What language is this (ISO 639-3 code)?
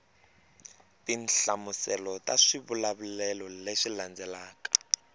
tso